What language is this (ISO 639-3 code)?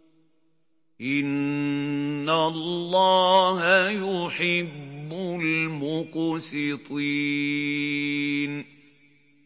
ara